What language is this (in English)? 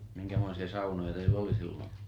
Finnish